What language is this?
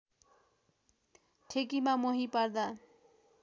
Nepali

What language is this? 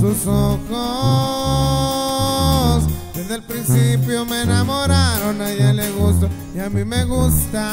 Spanish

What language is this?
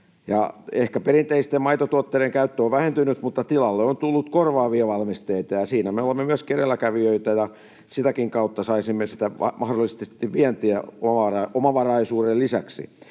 Finnish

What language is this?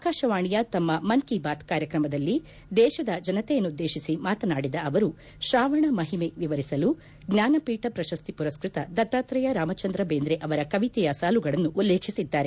Kannada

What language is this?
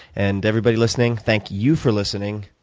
English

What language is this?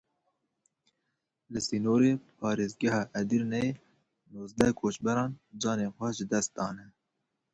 Kurdish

